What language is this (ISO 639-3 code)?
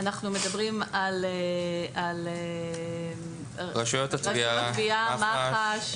heb